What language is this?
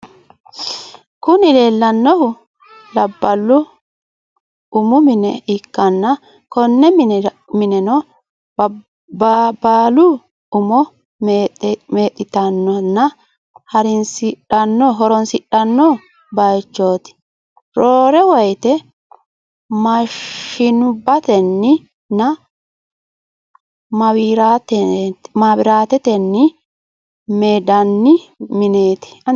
Sidamo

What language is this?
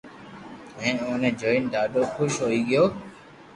Loarki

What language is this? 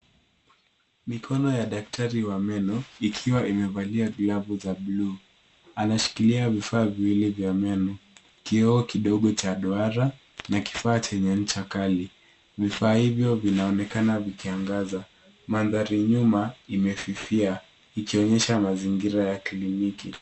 Swahili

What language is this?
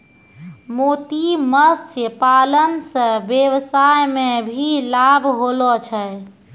Maithili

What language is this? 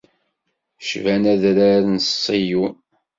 Kabyle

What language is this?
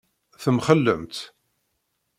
Kabyle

